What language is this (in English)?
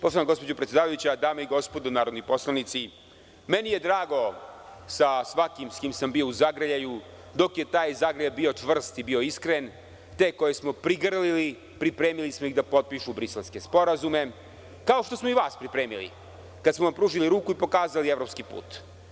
Serbian